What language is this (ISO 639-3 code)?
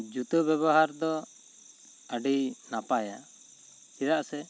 sat